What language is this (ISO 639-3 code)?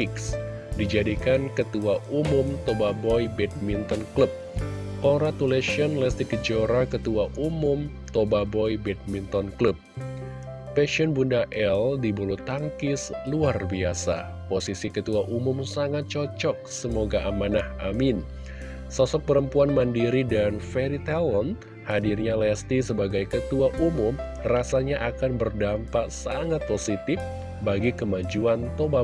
ind